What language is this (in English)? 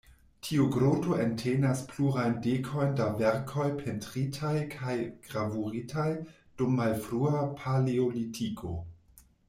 Esperanto